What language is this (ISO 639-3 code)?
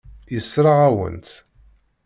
kab